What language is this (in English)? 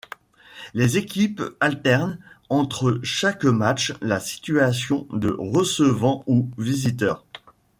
French